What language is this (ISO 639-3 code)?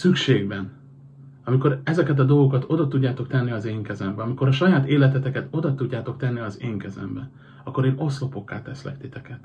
hun